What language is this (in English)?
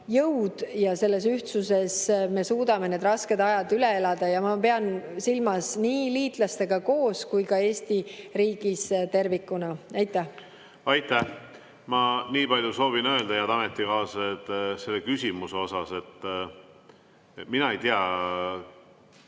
Estonian